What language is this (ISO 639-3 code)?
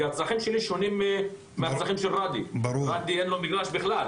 heb